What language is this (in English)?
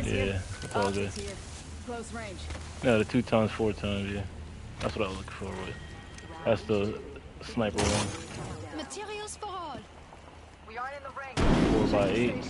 English